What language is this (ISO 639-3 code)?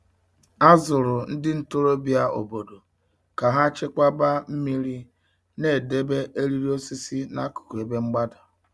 ibo